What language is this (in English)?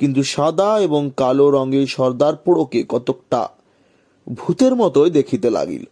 Bangla